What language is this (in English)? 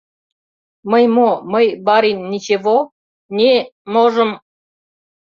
Mari